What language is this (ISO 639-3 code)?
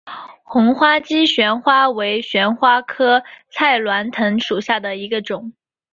zho